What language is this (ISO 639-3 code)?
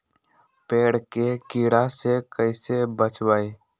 mag